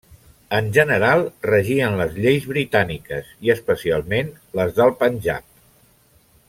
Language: Catalan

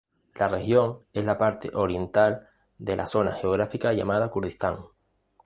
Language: Spanish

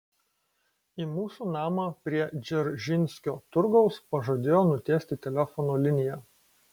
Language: Lithuanian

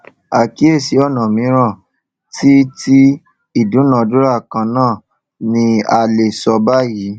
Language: Yoruba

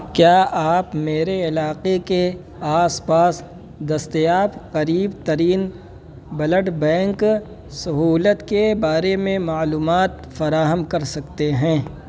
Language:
Urdu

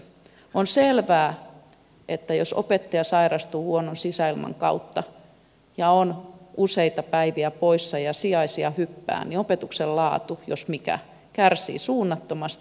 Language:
Finnish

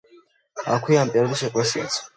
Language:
Georgian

